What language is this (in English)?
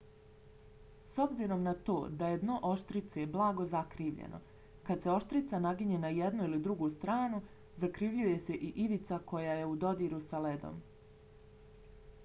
Bosnian